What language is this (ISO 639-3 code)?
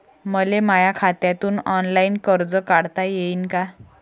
mar